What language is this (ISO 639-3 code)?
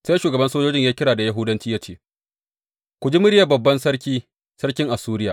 hau